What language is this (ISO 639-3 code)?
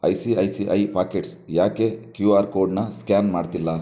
kan